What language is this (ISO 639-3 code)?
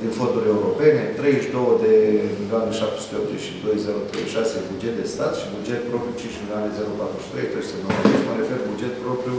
ron